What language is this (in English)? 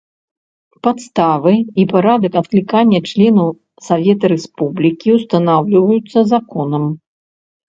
Belarusian